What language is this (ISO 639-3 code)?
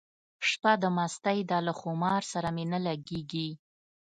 pus